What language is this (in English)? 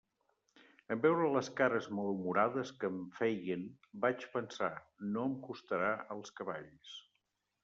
Catalan